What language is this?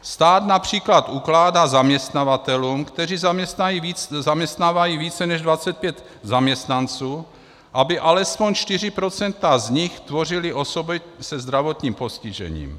Czech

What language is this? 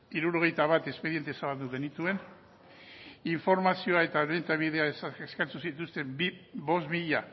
Basque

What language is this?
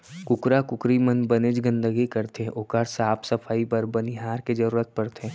Chhattisgarhi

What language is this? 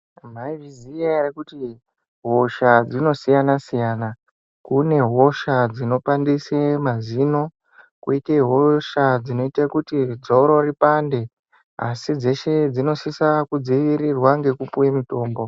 Ndau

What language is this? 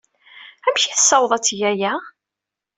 Kabyle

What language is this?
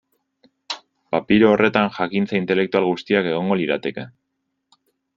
Basque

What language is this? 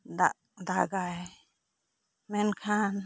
Santali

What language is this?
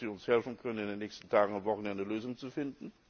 German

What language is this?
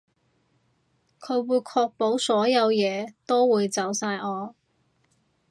Cantonese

